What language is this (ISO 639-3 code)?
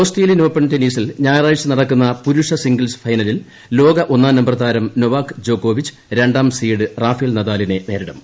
mal